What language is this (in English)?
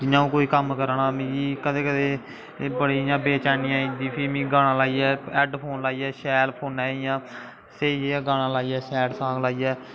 Dogri